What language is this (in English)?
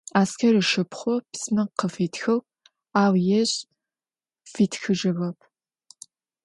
Adyghe